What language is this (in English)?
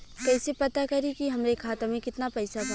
Bhojpuri